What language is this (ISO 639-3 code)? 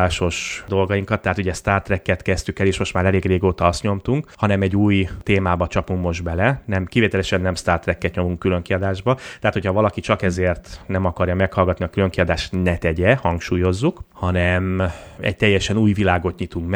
hun